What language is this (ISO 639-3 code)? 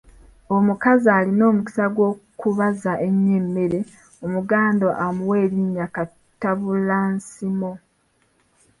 lug